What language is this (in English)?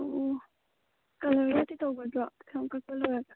Manipuri